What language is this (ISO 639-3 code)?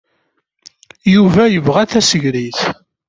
kab